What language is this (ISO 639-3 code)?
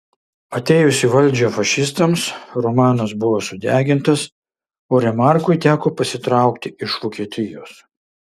lit